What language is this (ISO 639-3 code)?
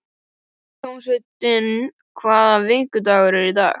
isl